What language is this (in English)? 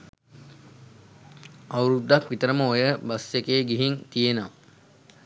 Sinhala